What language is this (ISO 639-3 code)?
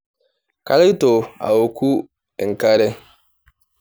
mas